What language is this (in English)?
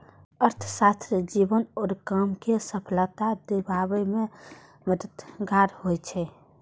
Maithili